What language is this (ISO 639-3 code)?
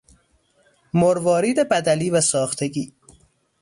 fas